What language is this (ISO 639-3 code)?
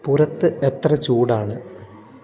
mal